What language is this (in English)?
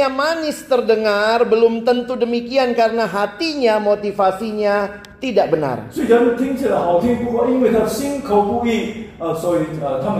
Indonesian